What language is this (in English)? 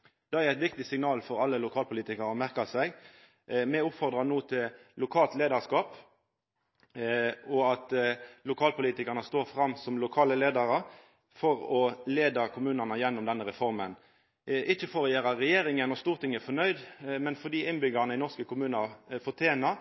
Norwegian Nynorsk